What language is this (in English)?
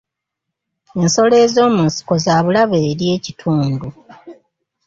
Ganda